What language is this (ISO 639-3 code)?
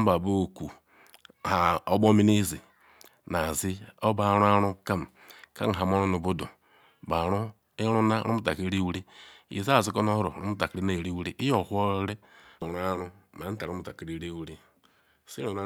ikw